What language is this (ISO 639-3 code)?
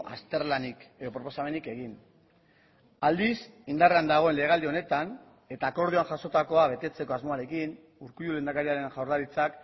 eus